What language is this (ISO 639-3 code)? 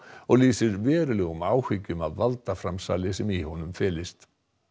isl